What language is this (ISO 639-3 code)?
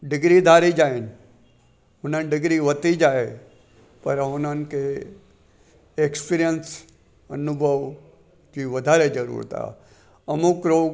snd